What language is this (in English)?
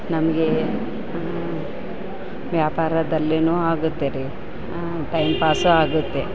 Kannada